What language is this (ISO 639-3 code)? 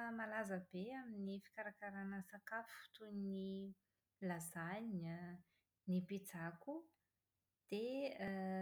mlg